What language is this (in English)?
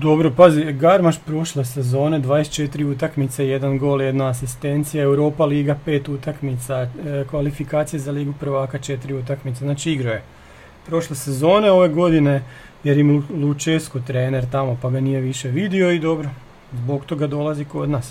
Croatian